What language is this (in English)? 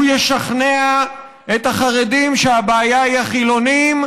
Hebrew